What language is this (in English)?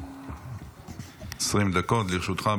Hebrew